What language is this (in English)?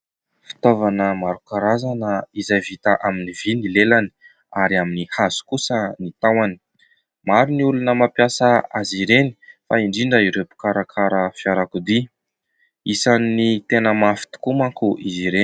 Malagasy